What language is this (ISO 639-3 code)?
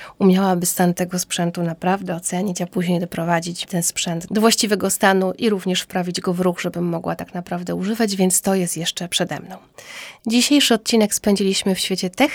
pol